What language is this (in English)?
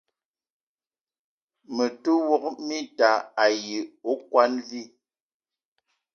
Eton (Cameroon)